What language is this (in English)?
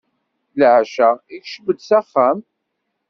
Kabyle